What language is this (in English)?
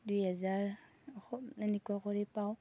Assamese